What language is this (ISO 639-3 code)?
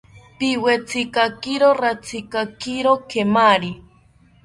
cpy